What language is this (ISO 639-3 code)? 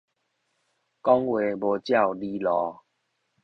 nan